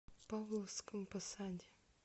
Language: Russian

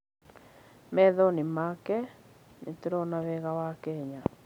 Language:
Kikuyu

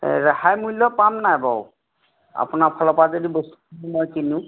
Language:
Assamese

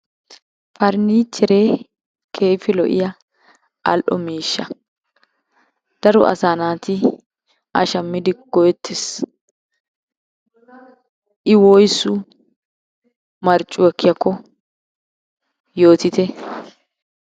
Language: Wolaytta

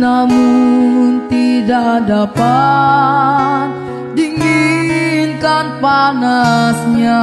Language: Indonesian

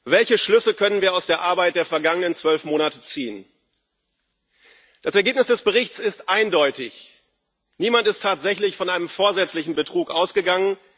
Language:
German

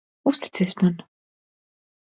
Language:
Latvian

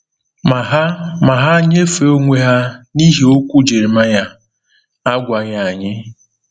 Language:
Igbo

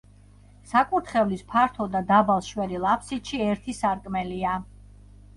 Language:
Georgian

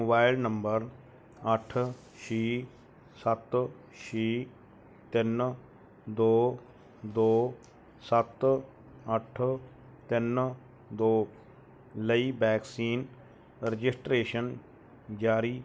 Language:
Punjabi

